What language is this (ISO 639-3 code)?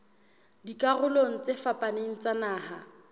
sot